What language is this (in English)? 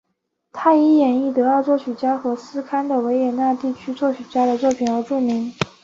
Chinese